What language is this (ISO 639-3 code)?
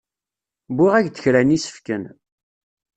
kab